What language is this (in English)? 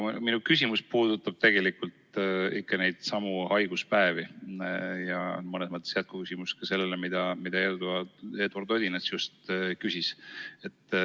Estonian